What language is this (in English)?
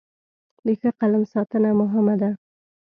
Pashto